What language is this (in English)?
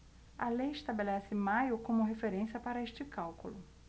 Portuguese